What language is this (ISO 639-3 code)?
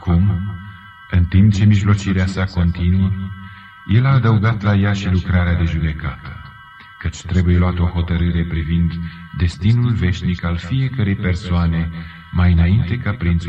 ron